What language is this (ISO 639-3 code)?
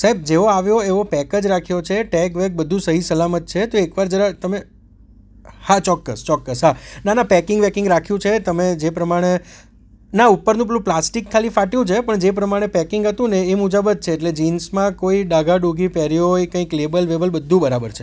guj